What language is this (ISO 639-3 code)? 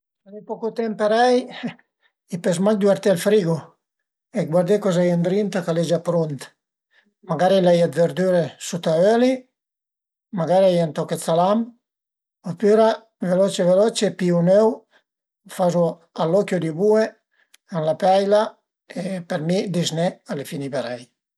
pms